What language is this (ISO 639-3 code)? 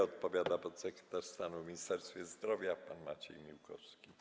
pol